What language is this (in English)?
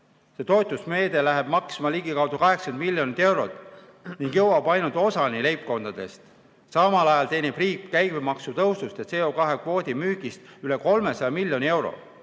Estonian